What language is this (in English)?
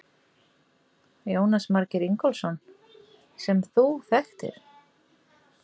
Icelandic